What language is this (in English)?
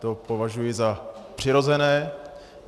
Czech